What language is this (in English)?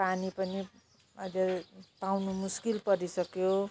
Nepali